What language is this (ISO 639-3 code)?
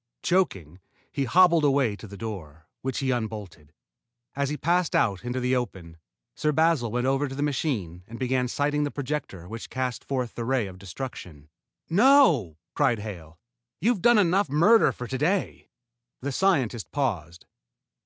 eng